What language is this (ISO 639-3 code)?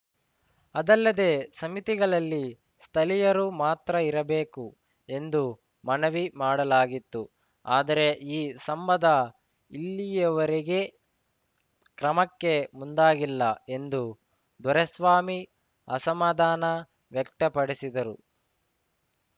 kan